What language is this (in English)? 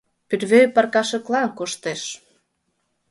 Mari